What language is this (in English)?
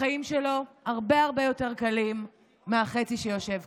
Hebrew